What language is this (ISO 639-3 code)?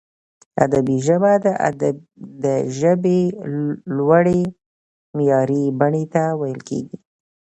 pus